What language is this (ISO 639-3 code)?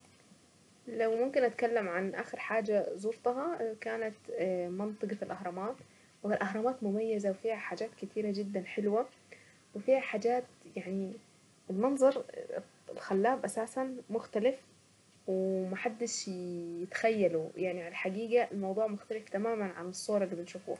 aec